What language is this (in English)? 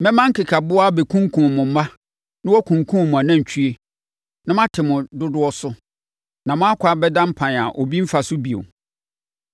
Akan